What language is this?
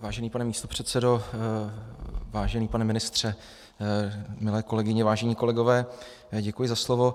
Czech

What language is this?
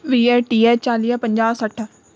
Sindhi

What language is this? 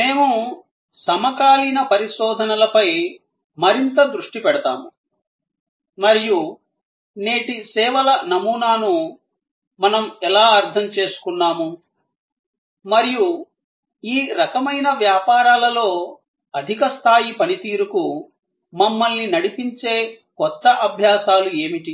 Telugu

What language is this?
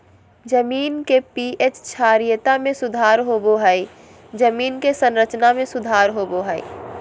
Magahi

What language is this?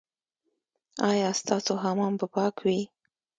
Pashto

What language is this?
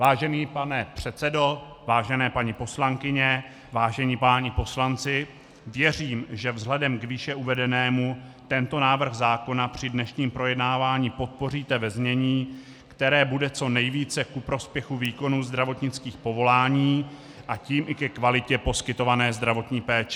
Czech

